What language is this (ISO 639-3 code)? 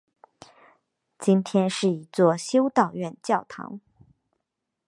zho